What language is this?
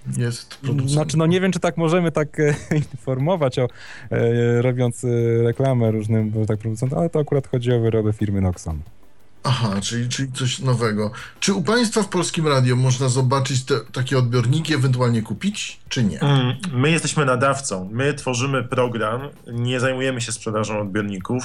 Polish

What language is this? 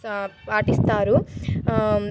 Telugu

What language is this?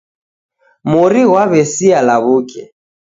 Taita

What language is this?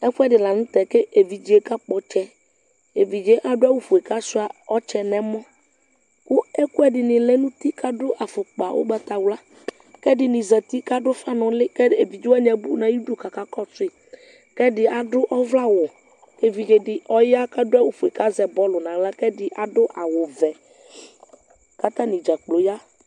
Ikposo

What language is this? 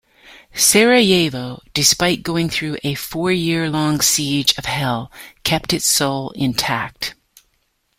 English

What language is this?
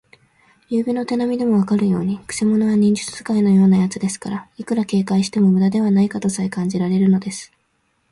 Japanese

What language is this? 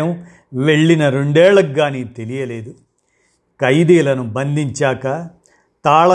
Telugu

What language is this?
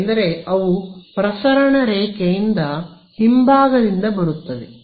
Kannada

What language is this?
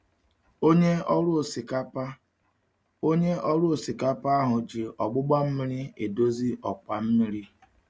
Igbo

